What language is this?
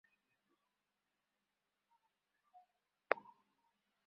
Bangla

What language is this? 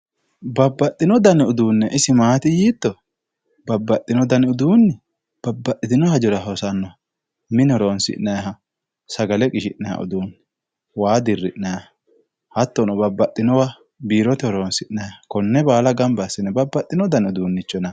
Sidamo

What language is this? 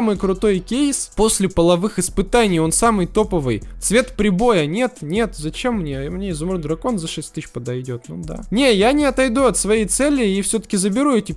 Russian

